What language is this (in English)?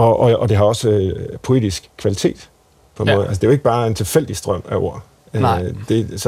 Danish